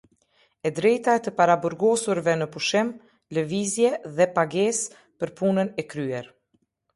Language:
Albanian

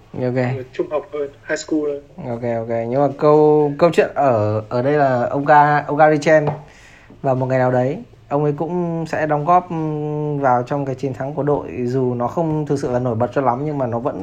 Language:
Vietnamese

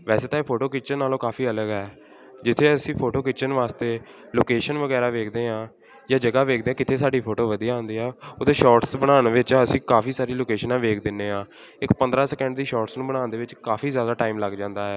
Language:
Punjabi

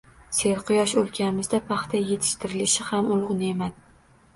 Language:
Uzbek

